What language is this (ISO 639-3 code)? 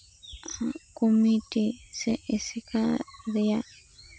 sat